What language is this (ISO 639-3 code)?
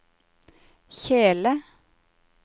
nor